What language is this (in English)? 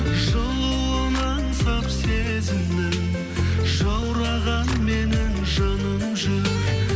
Kazakh